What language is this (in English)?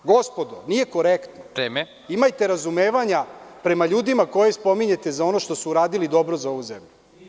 Serbian